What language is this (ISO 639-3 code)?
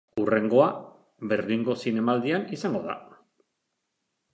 eus